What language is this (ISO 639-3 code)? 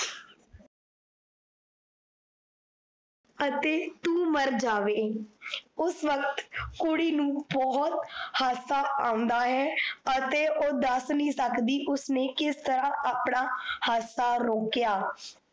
pan